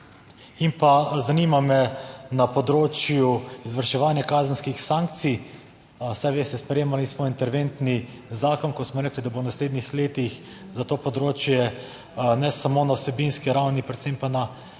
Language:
Slovenian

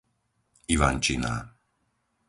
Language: Slovak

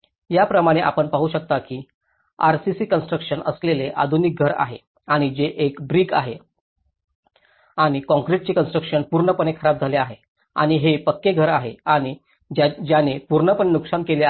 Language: Marathi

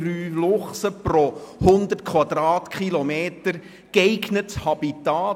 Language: Swiss German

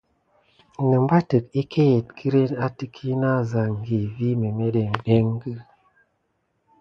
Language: Gidar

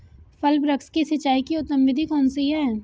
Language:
Hindi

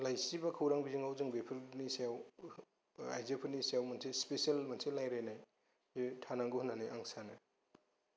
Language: Bodo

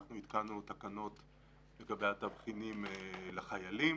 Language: Hebrew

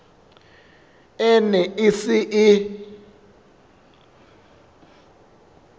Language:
Southern Sotho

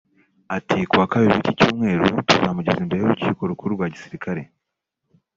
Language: Kinyarwanda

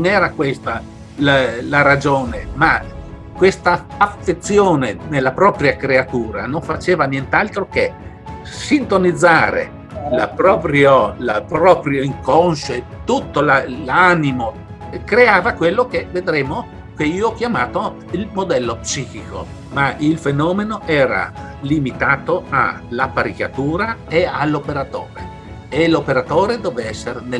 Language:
Italian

